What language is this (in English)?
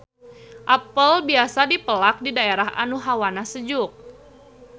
Sundanese